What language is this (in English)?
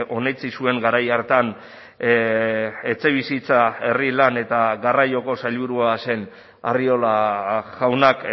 Basque